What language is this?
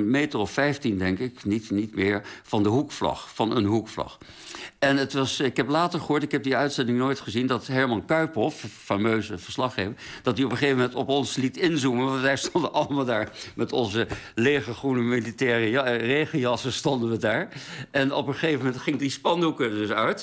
Dutch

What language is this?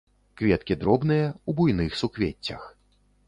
Belarusian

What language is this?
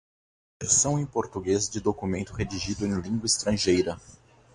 Portuguese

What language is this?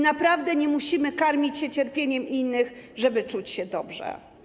Polish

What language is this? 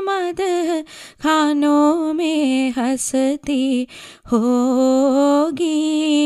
Malayalam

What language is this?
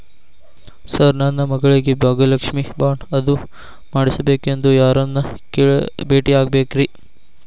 Kannada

